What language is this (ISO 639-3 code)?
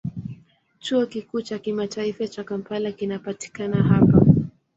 swa